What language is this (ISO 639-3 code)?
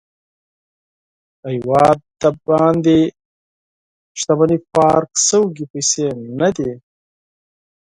pus